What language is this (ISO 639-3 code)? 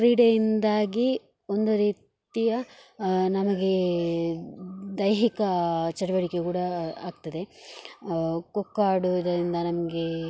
kan